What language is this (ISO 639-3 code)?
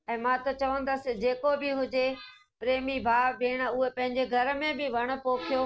snd